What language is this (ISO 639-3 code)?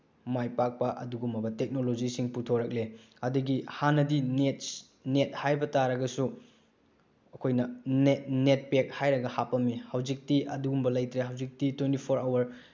mni